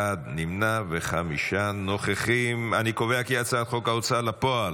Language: Hebrew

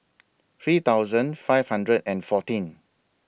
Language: English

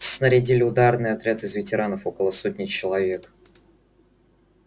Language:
Russian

